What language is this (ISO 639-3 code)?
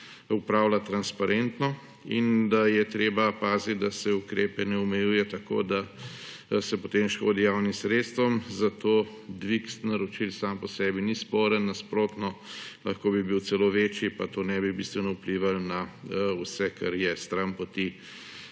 slv